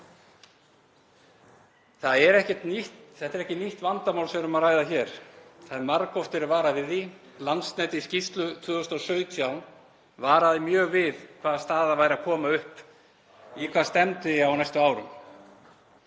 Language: Icelandic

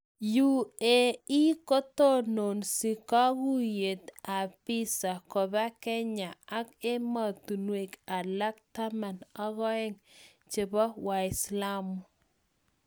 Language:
Kalenjin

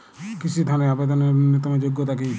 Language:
Bangla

